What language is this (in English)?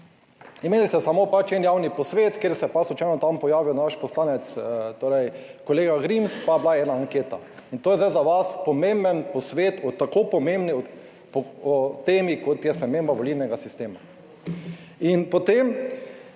Slovenian